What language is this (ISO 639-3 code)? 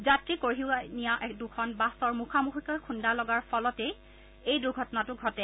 asm